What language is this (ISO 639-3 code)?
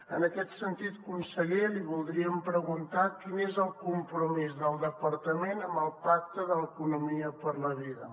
cat